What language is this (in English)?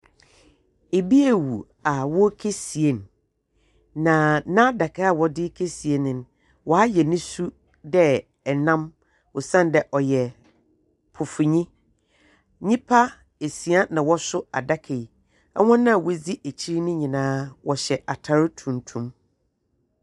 Akan